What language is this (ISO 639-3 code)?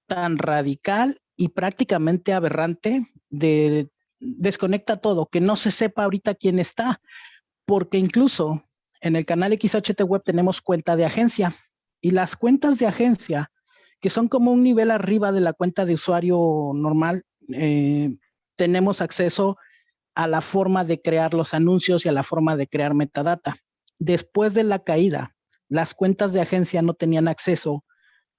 spa